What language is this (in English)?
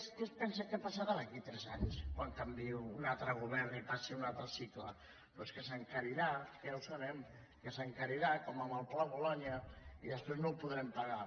Catalan